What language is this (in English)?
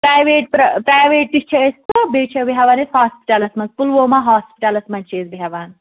Kashmiri